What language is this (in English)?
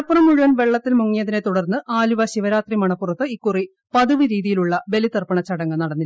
Malayalam